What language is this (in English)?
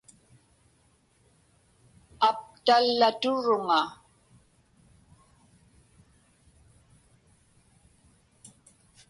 Inupiaq